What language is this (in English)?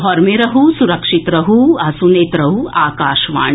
Maithili